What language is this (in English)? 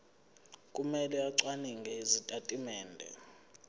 Zulu